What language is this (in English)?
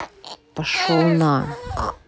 Russian